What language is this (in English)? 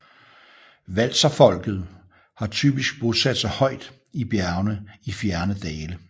Danish